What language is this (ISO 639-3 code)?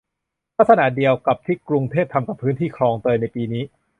tha